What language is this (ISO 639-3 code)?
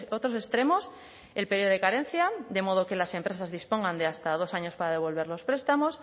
spa